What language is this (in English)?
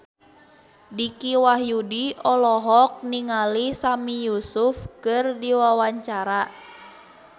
Sundanese